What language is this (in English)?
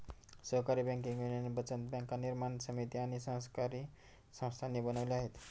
Marathi